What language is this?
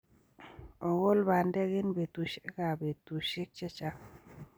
Kalenjin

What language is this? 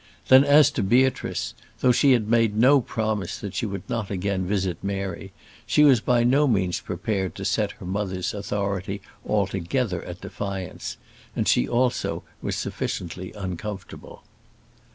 English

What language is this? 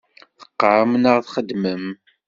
Kabyle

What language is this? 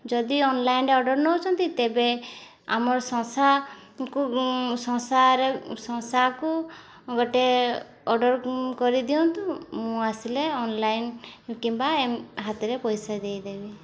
Odia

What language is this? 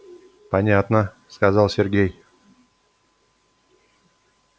Russian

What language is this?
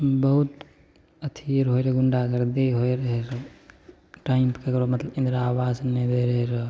Maithili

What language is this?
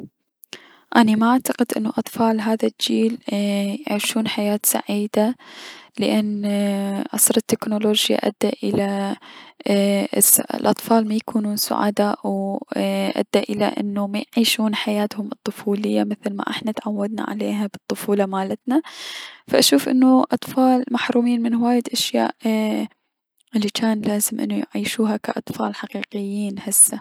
Mesopotamian Arabic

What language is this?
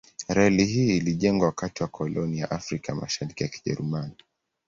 Swahili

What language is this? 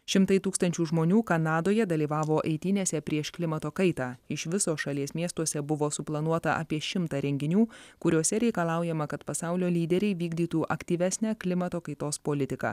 Lithuanian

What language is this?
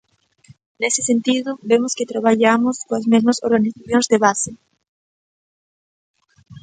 Galician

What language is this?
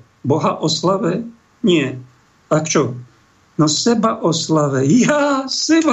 Slovak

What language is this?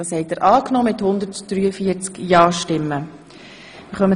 Swiss German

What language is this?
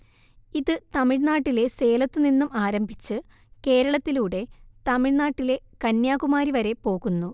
Malayalam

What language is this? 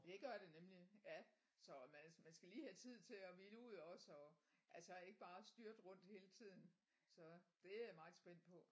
Danish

